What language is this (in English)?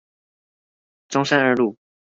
Chinese